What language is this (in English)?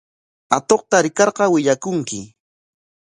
Corongo Ancash Quechua